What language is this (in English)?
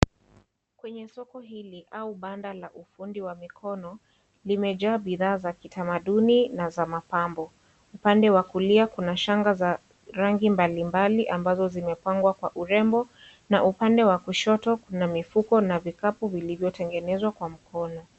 Swahili